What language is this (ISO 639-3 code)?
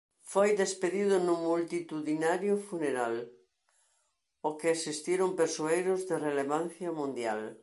glg